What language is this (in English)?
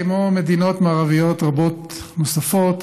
Hebrew